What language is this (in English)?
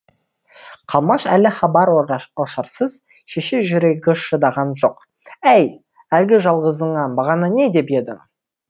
Kazakh